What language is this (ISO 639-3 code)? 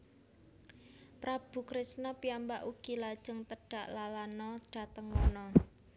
jav